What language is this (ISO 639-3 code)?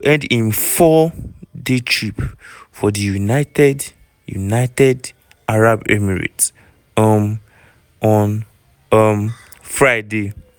pcm